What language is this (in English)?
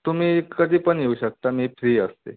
Marathi